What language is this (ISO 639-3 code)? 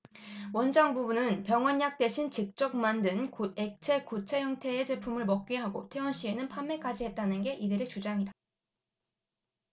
kor